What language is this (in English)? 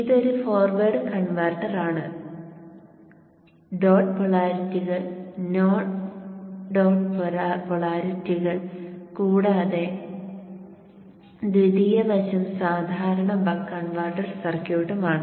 Malayalam